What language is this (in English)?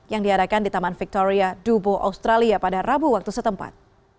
Indonesian